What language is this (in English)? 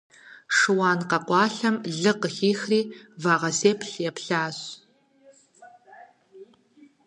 Kabardian